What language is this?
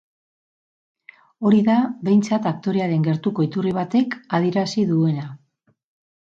Basque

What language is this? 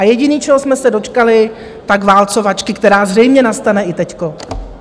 Czech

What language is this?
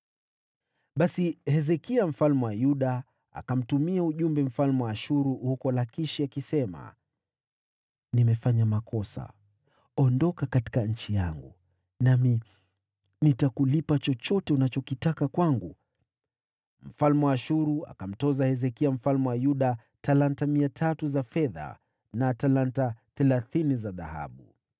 Swahili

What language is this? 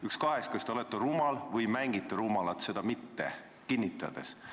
Estonian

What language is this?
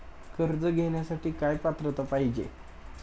Marathi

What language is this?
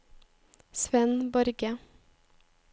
Norwegian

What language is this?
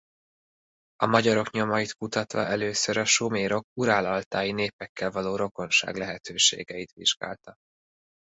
Hungarian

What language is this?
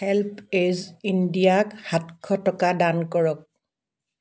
Assamese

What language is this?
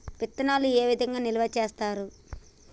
Telugu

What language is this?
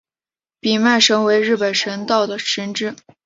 Chinese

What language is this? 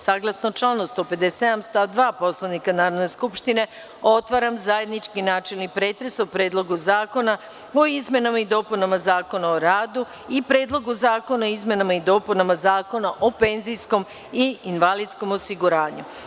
Serbian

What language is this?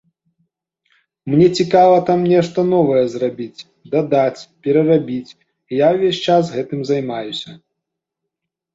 Belarusian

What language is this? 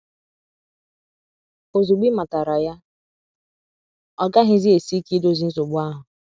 Igbo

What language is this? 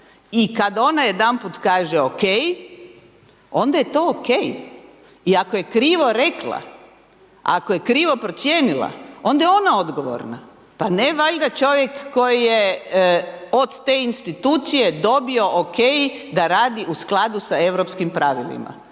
Croatian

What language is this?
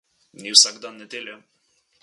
Slovenian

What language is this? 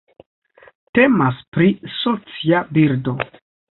Esperanto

